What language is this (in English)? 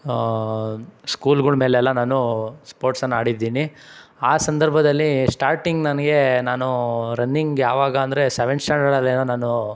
Kannada